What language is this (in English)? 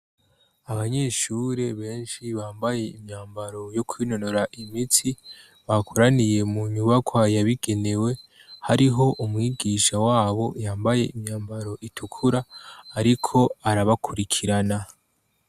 Rundi